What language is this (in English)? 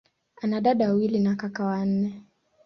Swahili